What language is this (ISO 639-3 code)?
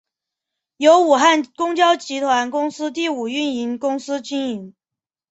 zho